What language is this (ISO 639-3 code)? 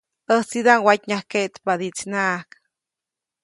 zoc